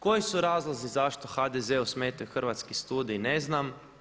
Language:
Croatian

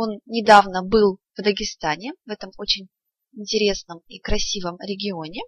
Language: Russian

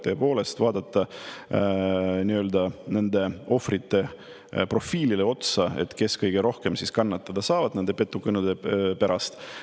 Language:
Estonian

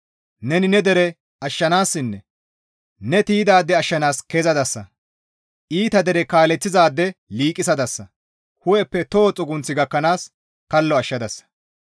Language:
Gamo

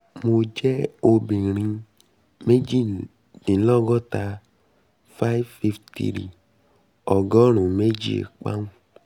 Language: Yoruba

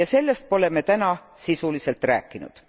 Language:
Estonian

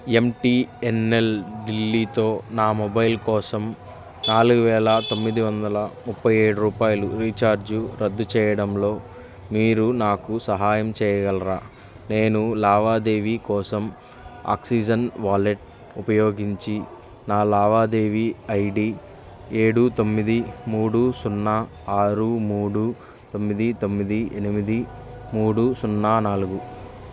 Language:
Telugu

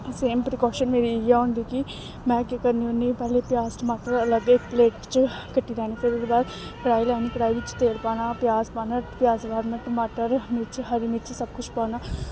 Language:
Dogri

